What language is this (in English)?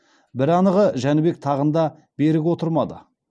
Kazakh